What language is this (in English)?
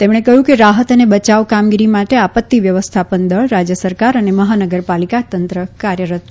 Gujarati